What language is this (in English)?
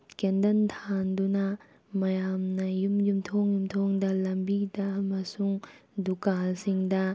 Manipuri